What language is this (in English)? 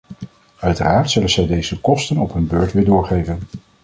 Dutch